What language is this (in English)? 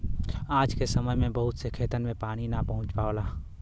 Bhojpuri